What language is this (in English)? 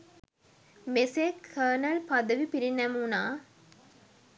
Sinhala